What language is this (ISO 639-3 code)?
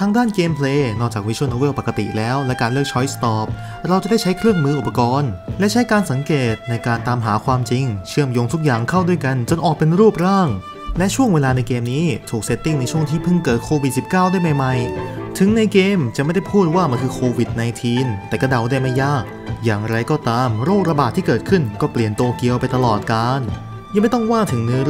tha